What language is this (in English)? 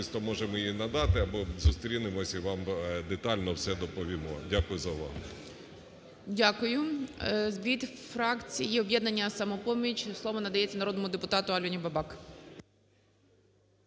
Ukrainian